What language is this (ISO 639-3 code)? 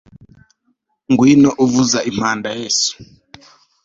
kin